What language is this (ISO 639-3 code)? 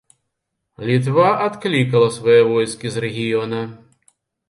bel